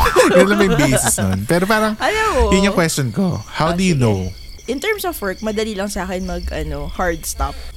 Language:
Filipino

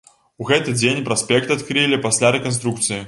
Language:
Belarusian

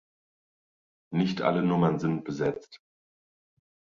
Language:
German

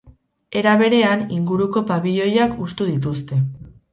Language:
Basque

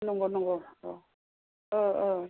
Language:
Bodo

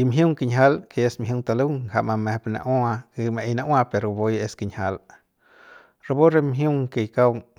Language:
Central Pame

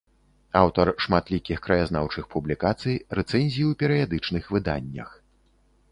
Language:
Belarusian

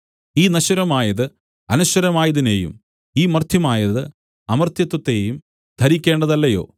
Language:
Malayalam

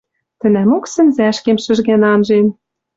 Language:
Western Mari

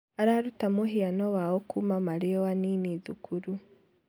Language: Kikuyu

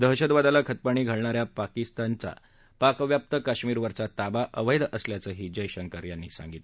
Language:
Marathi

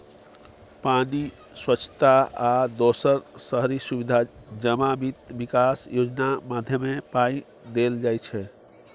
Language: Maithili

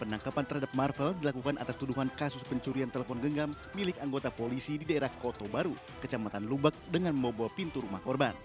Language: Indonesian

